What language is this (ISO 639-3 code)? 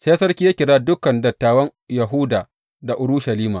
hau